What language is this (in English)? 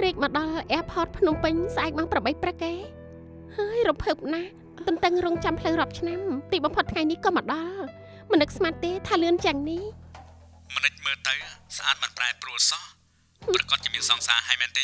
Thai